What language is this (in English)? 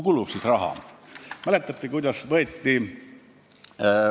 Estonian